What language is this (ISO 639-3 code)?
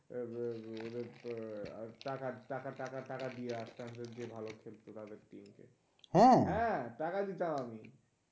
ben